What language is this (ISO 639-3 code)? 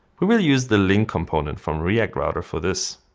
eng